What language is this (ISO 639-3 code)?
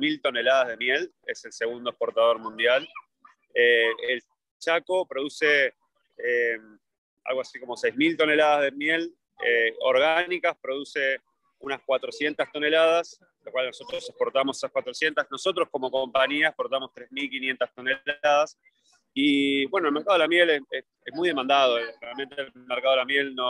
spa